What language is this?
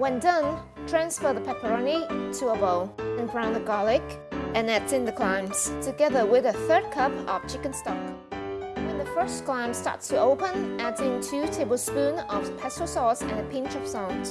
English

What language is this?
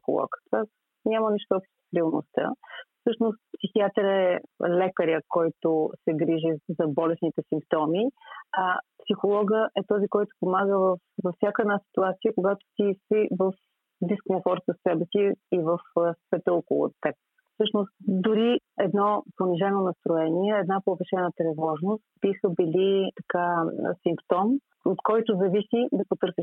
Bulgarian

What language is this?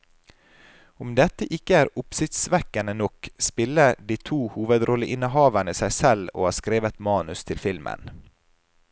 Norwegian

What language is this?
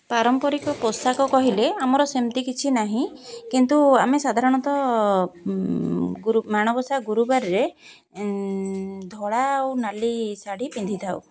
Odia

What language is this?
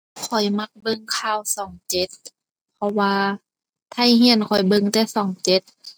Thai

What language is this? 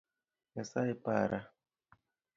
Luo (Kenya and Tanzania)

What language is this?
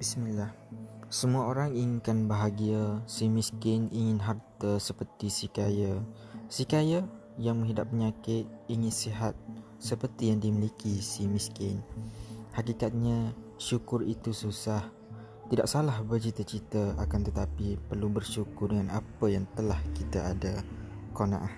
Malay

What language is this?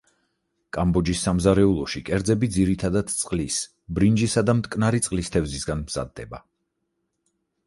Georgian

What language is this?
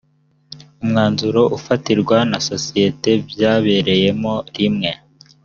Kinyarwanda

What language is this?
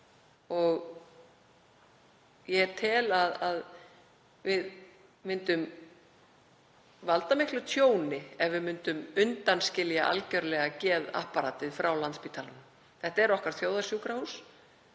Icelandic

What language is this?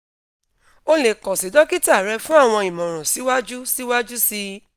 Yoruba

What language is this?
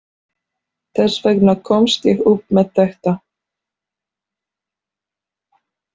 Icelandic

